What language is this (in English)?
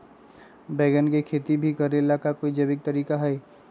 Magahi